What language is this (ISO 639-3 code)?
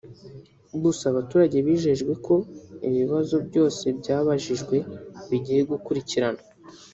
kin